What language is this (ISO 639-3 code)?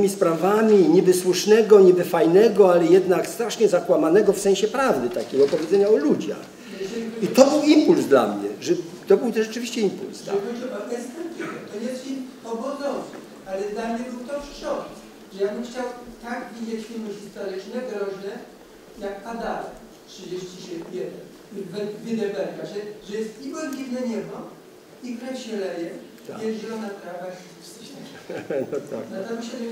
pol